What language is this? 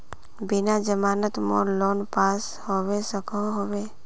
Magahi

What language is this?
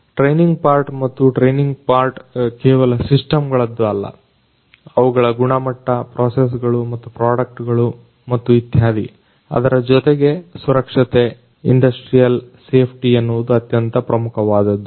Kannada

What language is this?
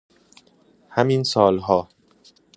Persian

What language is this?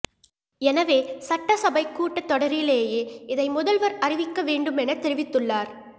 Tamil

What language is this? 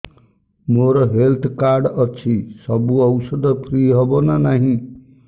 Odia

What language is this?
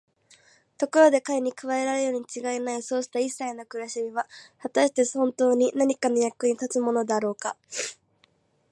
Japanese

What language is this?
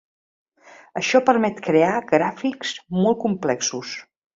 Catalan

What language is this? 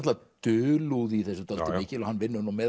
Icelandic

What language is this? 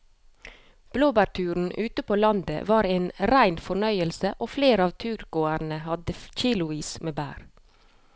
Norwegian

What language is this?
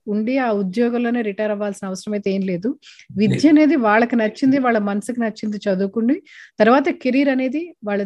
Telugu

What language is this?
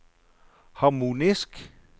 Norwegian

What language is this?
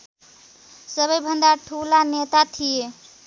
Nepali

